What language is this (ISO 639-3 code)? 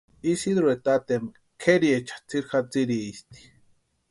pua